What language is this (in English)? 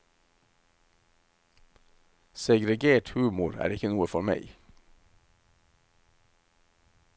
Norwegian